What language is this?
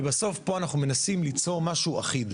Hebrew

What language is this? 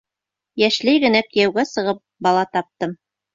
Bashkir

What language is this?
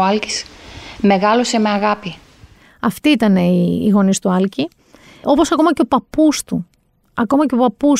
Greek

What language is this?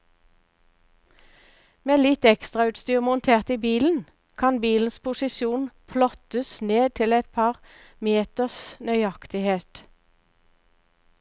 Norwegian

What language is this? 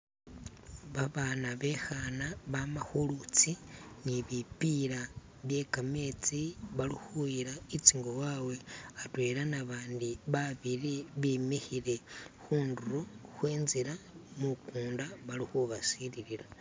Masaaba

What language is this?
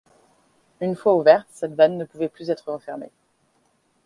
French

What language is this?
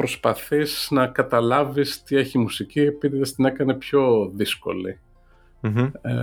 Greek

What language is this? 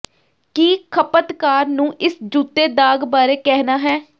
Punjabi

